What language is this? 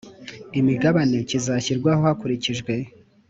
Kinyarwanda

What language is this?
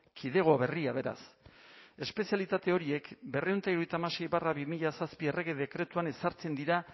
Basque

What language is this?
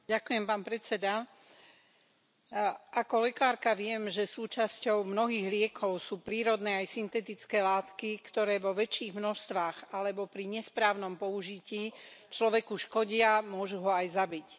Slovak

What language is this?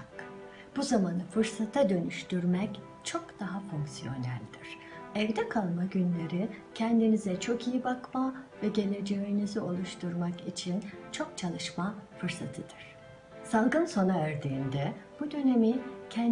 Turkish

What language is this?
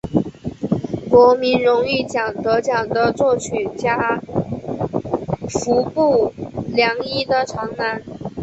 Chinese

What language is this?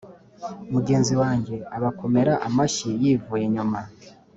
Kinyarwanda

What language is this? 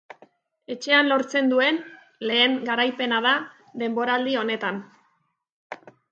Basque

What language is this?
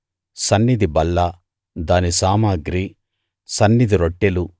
Telugu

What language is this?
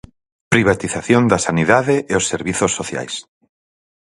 Galician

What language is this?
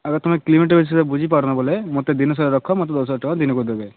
Odia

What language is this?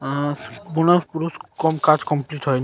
Bangla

